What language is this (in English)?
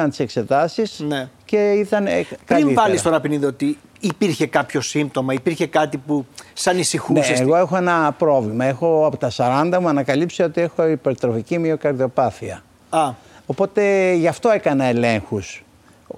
Greek